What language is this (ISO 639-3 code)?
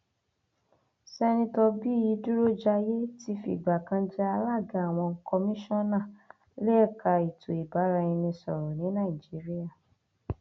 yor